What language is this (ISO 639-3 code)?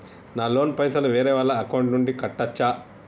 tel